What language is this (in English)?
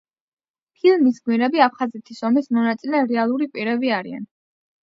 Georgian